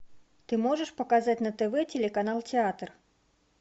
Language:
Russian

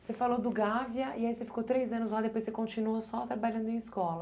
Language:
Portuguese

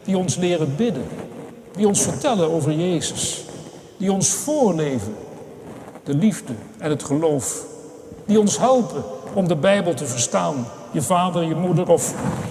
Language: Dutch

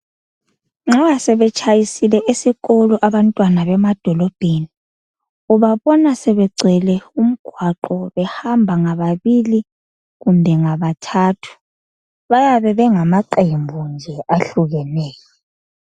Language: North Ndebele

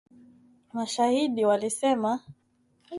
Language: Swahili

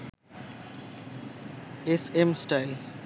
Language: Bangla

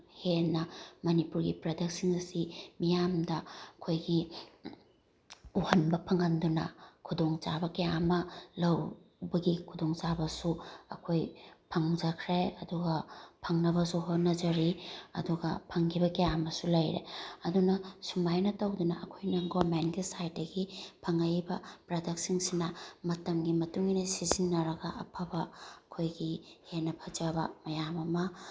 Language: Manipuri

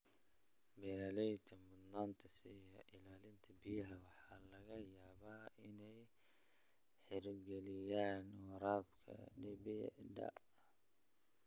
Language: Somali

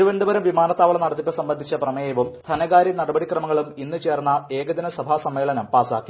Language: Malayalam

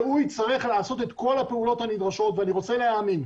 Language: Hebrew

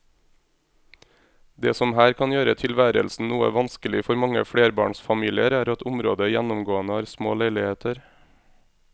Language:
Norwegian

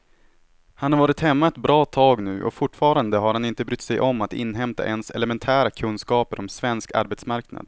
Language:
Swedish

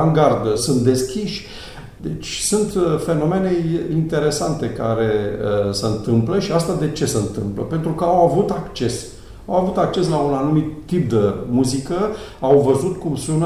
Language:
Romanian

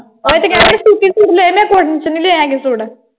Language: Punjabi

